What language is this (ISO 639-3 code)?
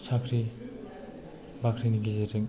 brx